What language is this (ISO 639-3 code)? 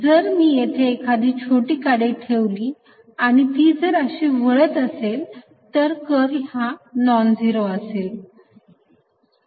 mar